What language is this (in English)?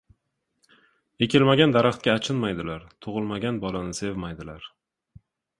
Uzbek